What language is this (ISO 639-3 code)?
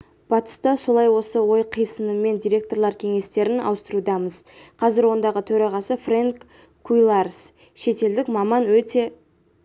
kaz